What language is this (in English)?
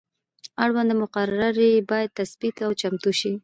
Pashto